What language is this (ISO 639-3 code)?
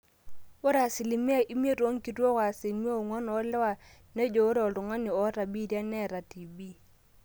mas